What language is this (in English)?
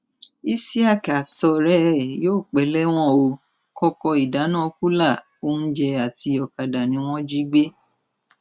Yoruba